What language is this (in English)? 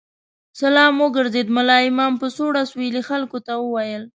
Pashto